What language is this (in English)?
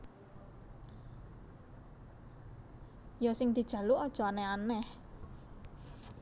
Javanese